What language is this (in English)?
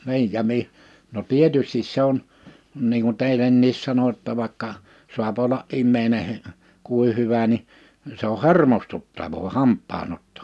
Finnish